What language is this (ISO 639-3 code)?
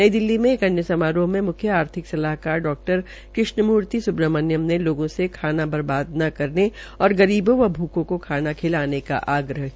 hin